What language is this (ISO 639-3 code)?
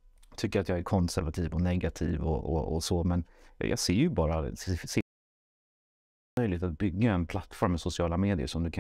swe